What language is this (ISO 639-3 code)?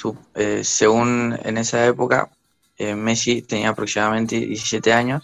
spa